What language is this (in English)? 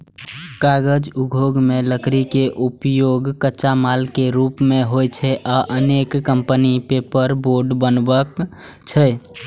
Maithili